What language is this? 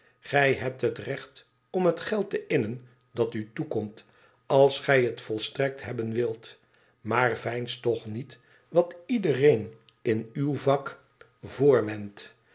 Dutch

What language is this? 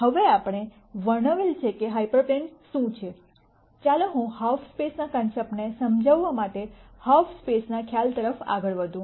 Gujarati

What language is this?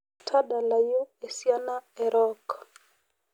Masai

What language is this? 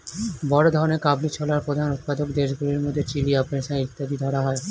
Bangla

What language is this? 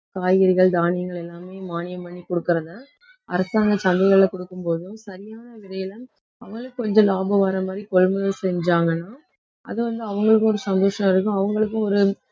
Tamil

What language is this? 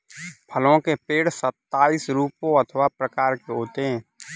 Hindi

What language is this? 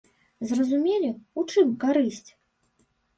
Belarusian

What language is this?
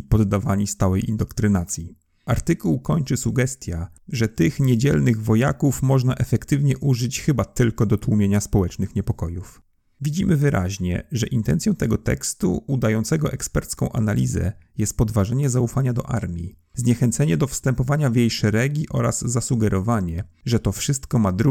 Polish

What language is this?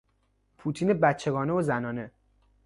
Persian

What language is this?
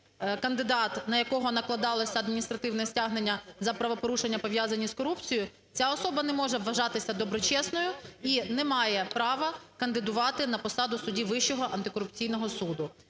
Ukrainian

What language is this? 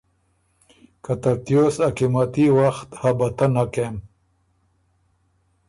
Ormuri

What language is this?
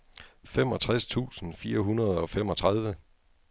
Danish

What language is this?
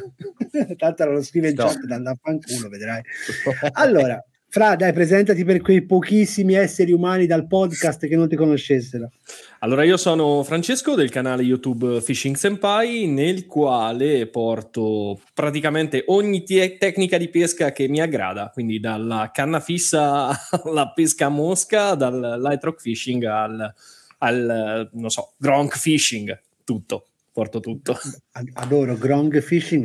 Italian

